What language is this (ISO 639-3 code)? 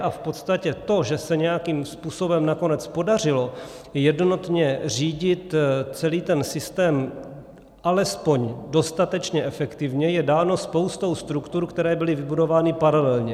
ces